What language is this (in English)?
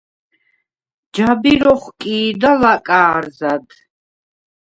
Svan